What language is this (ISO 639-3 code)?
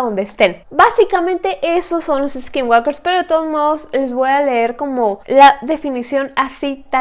spa